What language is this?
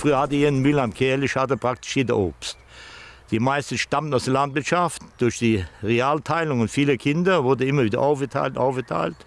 German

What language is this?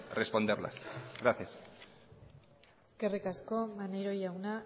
Basque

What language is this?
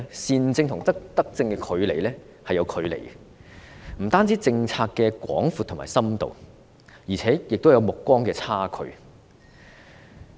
Cantonese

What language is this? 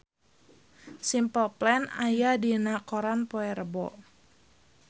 Sundanese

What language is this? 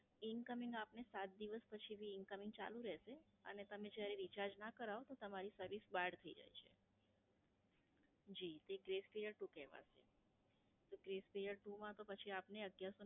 Gujarati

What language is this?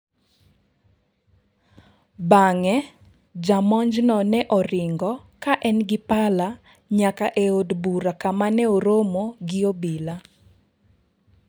Luo (Kenya and Tanzania)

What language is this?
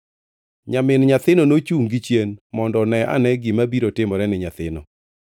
Luo (Kenya and Tanzania)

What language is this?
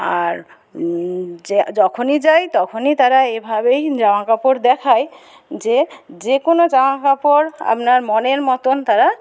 Bangla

